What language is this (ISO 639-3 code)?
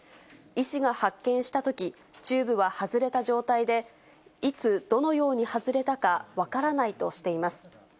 jpn